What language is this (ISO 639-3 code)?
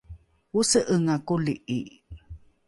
dru